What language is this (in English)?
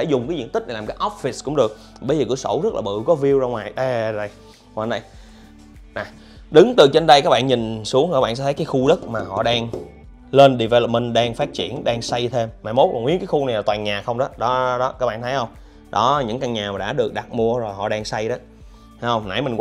Vietnamese